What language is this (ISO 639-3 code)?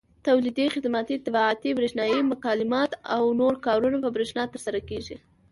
pus